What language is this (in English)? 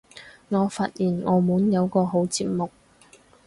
Cantonese